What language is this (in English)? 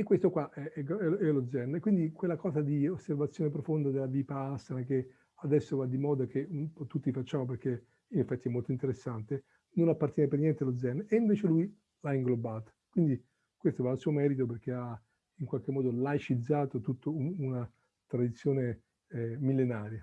Italian